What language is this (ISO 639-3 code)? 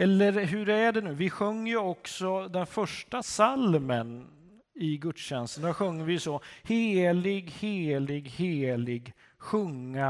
swe